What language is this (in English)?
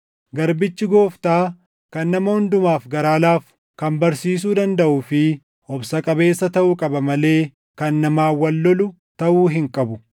Oromo